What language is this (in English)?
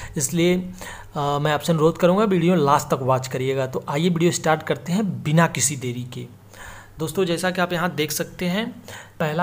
Hindi